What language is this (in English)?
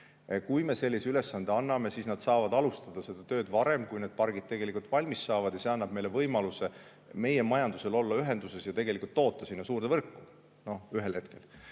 Estonian